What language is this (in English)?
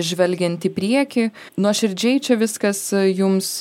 Lithuanian